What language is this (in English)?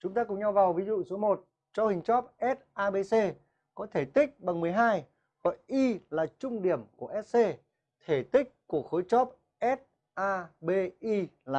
Vietnamese